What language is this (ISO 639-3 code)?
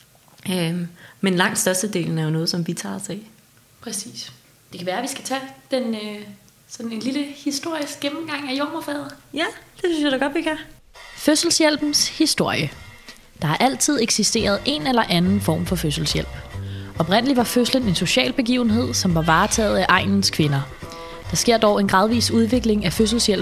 dan